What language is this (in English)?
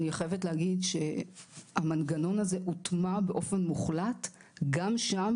Hebrew